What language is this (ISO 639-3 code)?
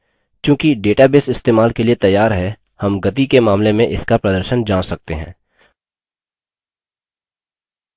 hin